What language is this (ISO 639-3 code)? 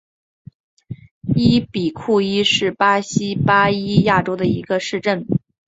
zho